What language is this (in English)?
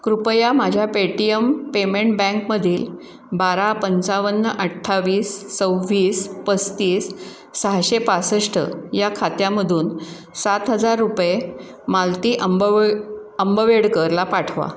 Marathi